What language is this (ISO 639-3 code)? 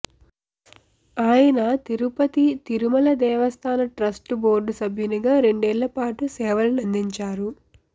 tel